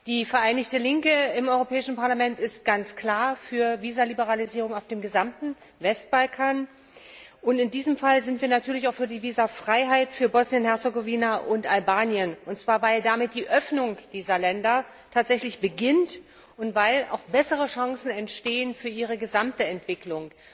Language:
German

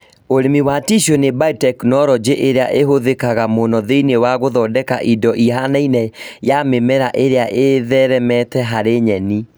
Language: Kikuyu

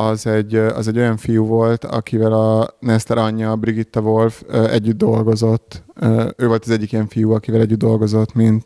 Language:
Hungarian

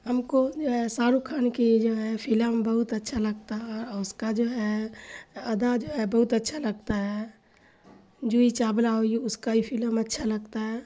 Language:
Urdu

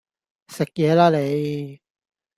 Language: Cantonese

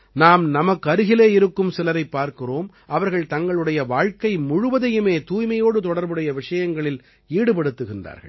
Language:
Tamil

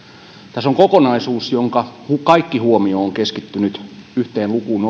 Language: Finnish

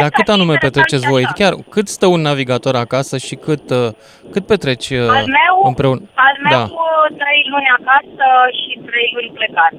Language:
Romanian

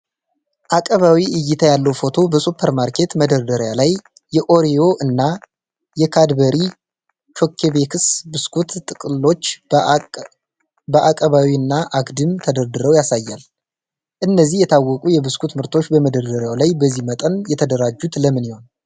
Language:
Amharic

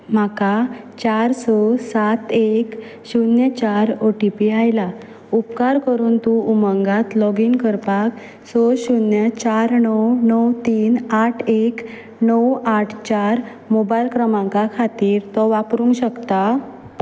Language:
Konkani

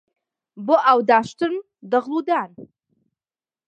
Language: Central Kurdish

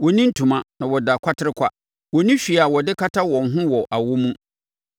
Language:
Akan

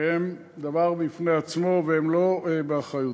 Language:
Hebrew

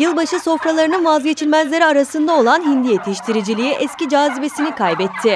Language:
Turkish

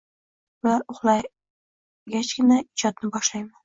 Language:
Uzbek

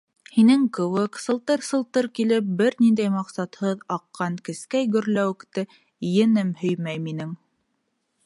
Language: Bashkir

